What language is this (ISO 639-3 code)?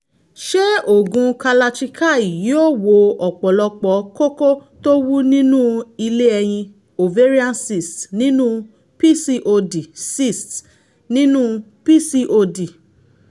yor